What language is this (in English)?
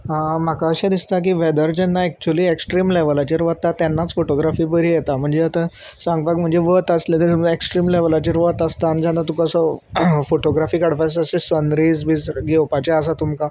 Konkani